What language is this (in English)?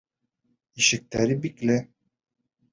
Bashkir